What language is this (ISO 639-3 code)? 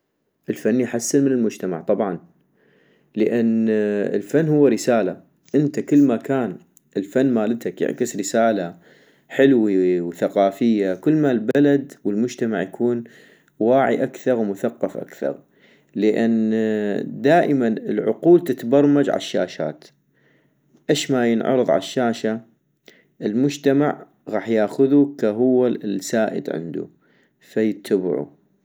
ayp